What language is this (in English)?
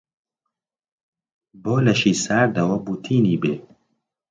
Central Kurdish